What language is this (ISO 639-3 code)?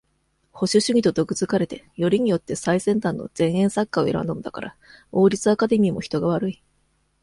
jpn